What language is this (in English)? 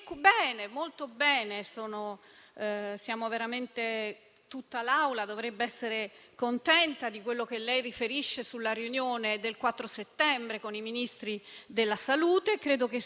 Italian